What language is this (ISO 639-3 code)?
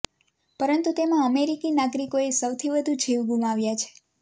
guj